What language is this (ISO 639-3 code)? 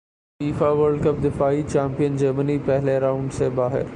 urd